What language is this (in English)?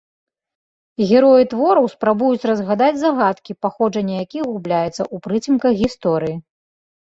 Belarusian